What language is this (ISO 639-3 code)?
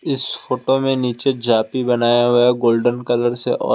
hin